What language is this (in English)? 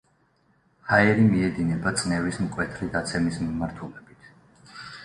Georgian